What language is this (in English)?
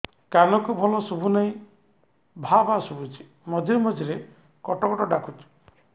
Odia